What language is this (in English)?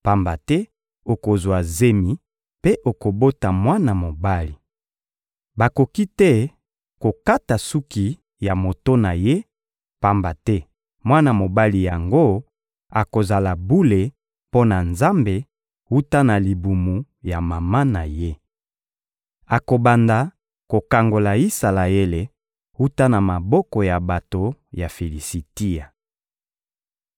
Lingala